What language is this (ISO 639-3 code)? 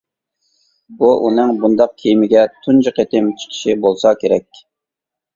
uig